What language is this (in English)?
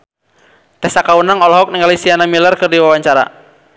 Sundanese